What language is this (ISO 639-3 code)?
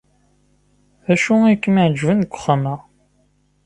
kab